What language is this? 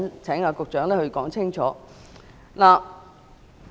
Cantonese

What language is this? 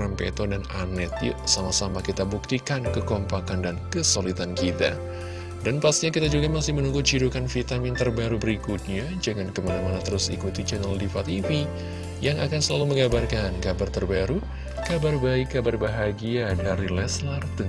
Indonesian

